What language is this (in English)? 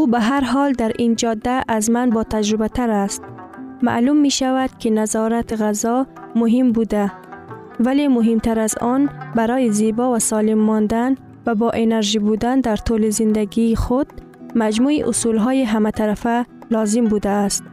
Persian